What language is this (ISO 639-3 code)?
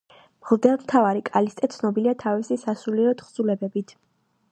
kat